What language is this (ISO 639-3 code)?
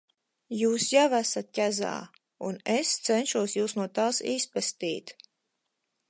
lav